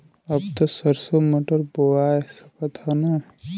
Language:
Bhojpuri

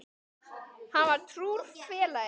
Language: Icelandic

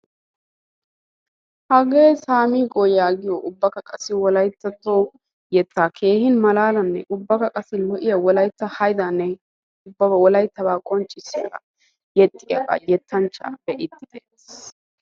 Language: Wolaytta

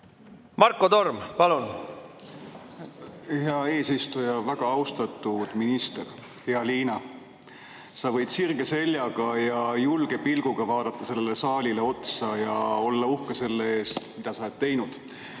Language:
Estonian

